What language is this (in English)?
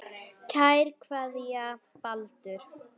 Icelandic